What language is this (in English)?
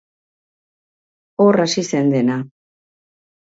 Basque